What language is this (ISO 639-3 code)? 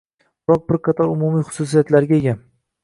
uzb